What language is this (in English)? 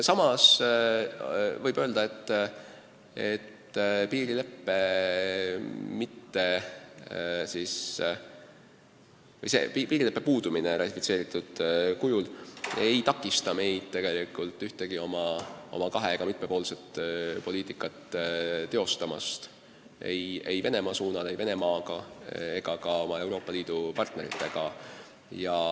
Estonian